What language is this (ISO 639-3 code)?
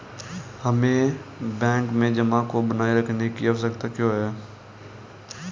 hin